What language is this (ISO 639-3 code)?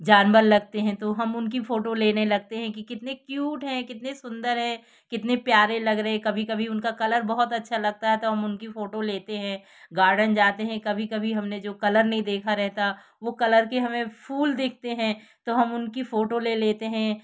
hin